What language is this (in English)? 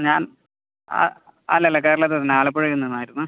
Malayalam